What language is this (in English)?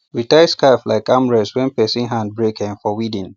Nigerian Pidgin